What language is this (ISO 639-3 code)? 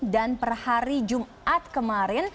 ind